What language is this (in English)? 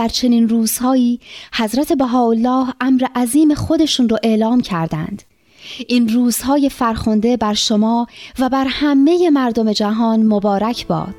Persian